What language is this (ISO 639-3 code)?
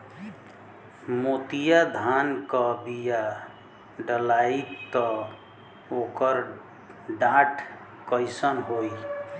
bho